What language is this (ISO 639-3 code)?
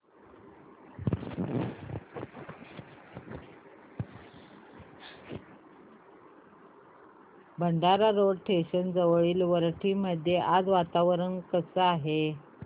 mar